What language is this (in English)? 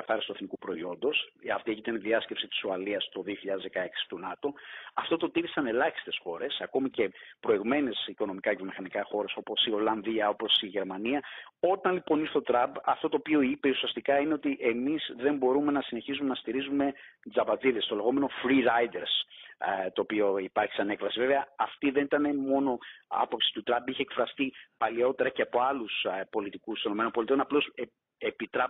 Greek